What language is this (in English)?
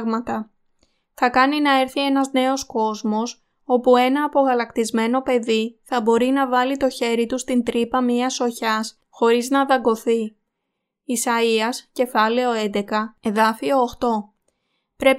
Greek